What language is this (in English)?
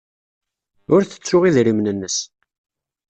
Kabyle